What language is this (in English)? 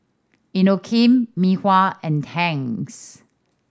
English